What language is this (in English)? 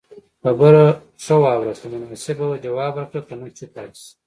Pashto